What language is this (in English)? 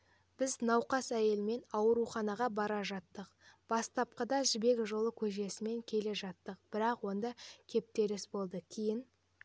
Kazakh